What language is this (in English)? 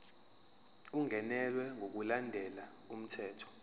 Zulu